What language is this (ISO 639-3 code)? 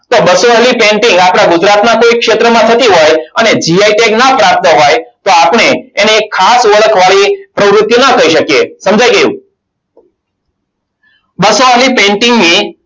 guj